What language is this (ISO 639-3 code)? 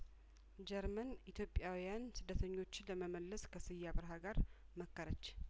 amh